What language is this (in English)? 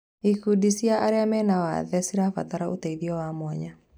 Kikuyu